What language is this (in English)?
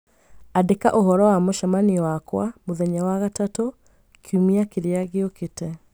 Kikuyu